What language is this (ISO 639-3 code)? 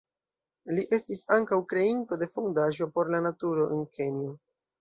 epo